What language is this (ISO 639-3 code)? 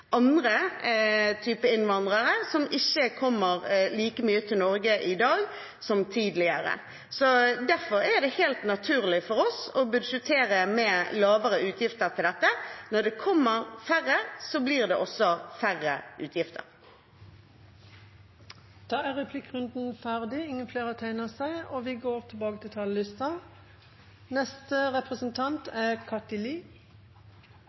nor